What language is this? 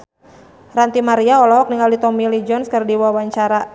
Sundanese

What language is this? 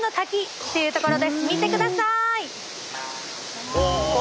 Japanese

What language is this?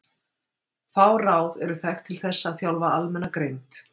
Icelandic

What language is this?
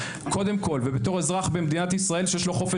Hebrew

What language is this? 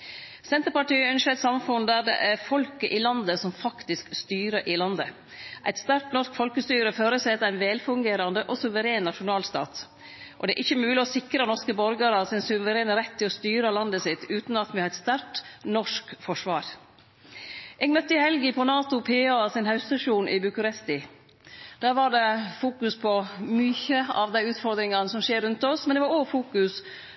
Norwegian Nynorsk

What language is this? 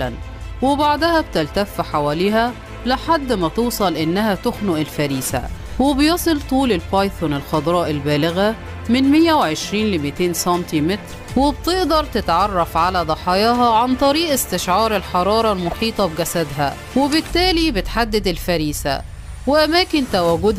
Arabic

